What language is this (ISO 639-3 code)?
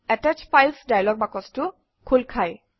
asm